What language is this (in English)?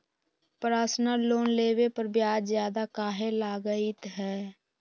Magahi